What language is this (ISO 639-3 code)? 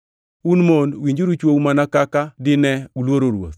luo